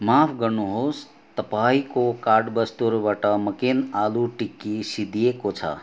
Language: Nepali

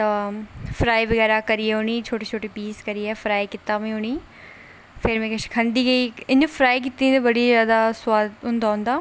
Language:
Dogri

